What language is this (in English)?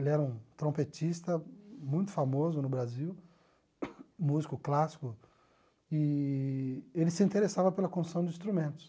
Portuguese